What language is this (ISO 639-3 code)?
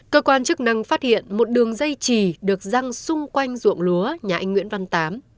vie